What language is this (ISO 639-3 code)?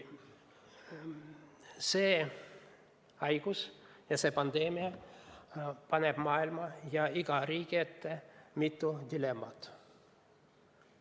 est